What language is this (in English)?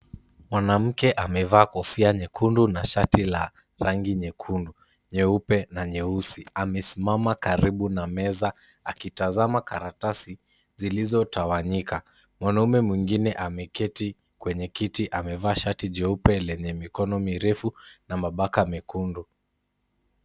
Swahili